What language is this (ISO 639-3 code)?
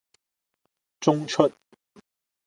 yue